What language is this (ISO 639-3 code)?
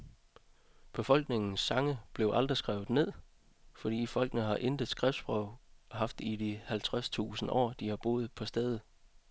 dan